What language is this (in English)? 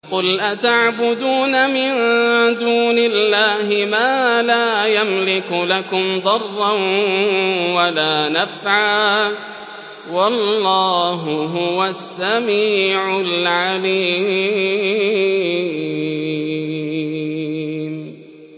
Arabic